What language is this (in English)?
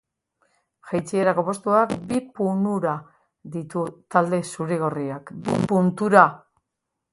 Basque